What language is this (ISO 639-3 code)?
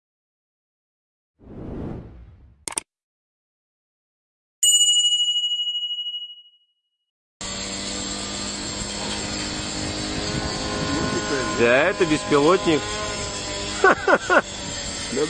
rus